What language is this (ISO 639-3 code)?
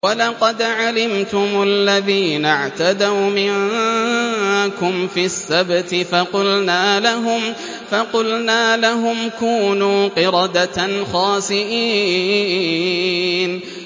ara